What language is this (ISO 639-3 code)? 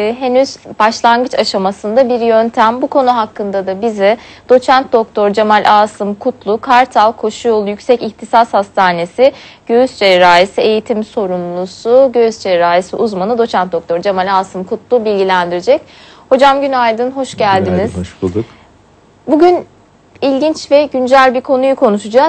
tur